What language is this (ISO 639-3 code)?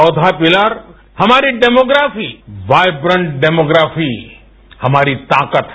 hin